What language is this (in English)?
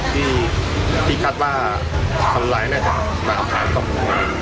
Thai